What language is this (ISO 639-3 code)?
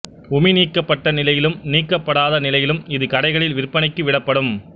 tam